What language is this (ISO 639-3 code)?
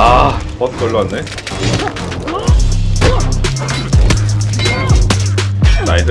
deu